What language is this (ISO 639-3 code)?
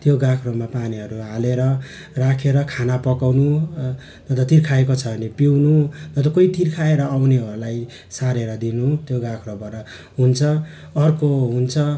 nep